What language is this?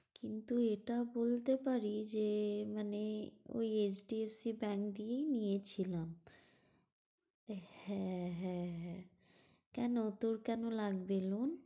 Bangla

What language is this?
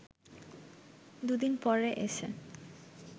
Bangla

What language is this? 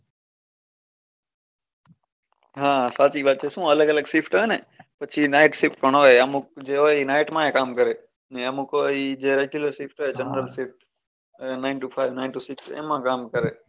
Gujarati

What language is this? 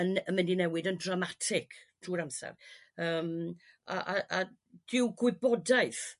Welsh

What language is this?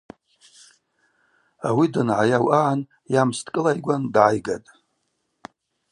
Abaza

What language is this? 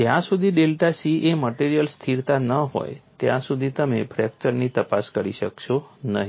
Gujarati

